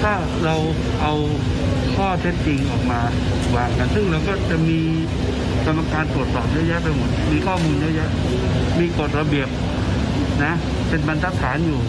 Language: Thai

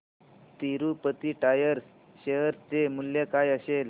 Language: Marathi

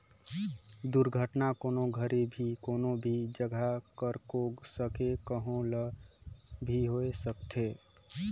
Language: Chhattisgarhi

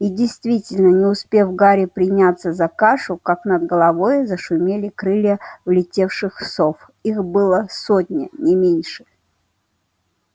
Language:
Russian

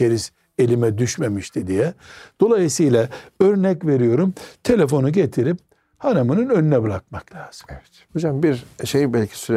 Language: Turkish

